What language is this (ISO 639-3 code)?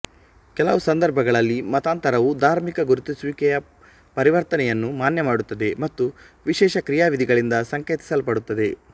kan